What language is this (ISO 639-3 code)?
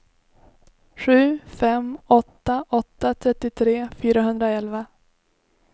swe